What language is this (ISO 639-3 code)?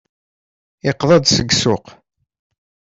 kab